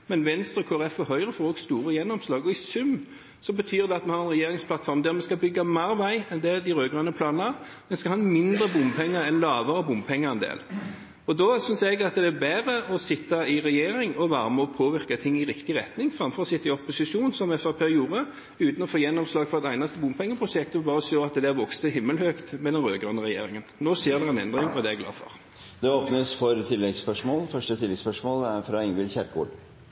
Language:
Norwegian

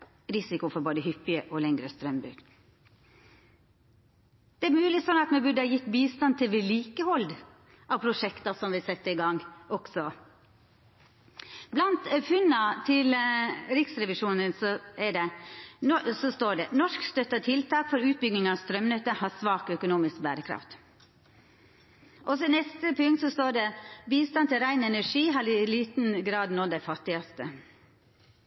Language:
Norwegian Nynorsk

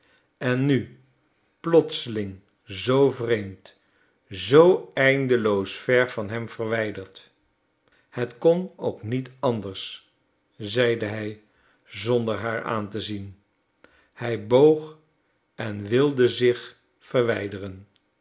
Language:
Dutch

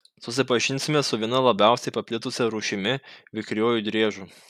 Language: Lithuanian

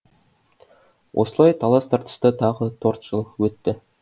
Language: Kazakh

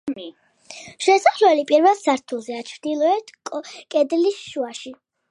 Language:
Georgian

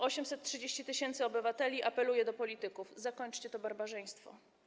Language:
Polish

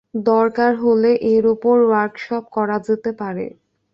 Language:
Bangla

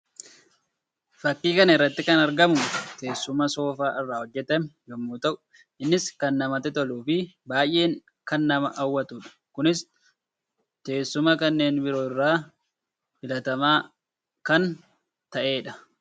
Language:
Oromo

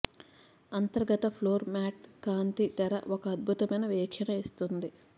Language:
Telugu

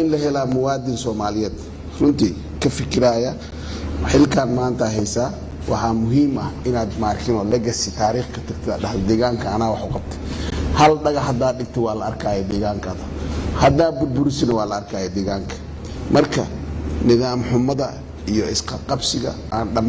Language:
Portuguese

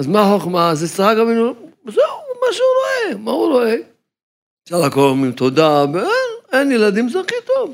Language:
Hebrew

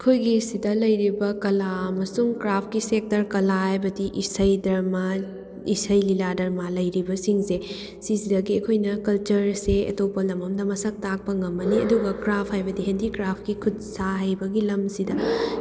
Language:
Manipuri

